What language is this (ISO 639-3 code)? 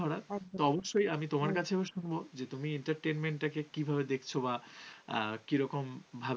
ben